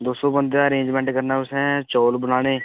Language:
Dogri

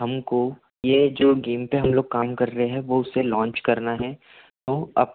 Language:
Hindi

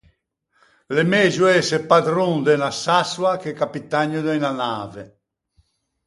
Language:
Ligurian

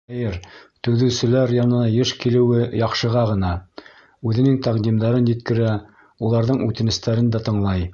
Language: Bashkir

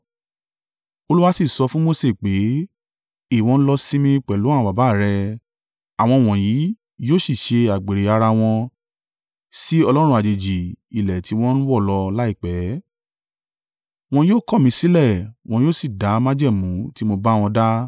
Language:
Yoruba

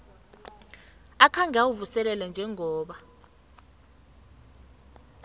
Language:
South Ndebele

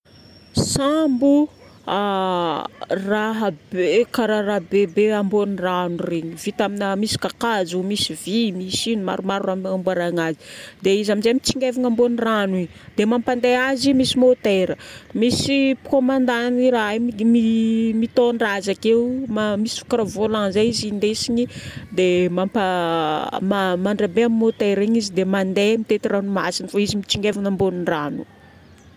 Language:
Northern Betsimisaraka Malagasy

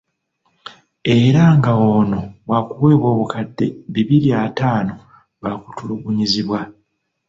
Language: Ganda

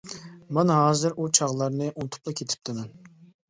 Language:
Uyghur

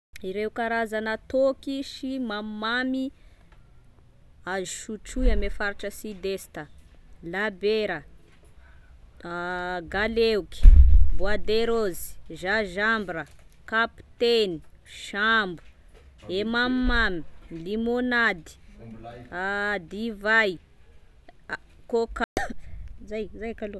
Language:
Tesaka Malagasy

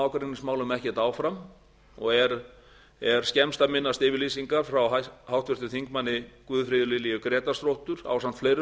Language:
Icelandic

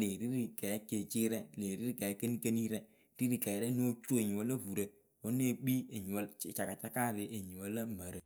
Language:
Akebu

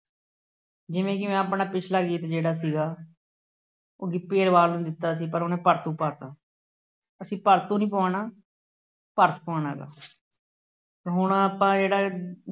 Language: Punjabi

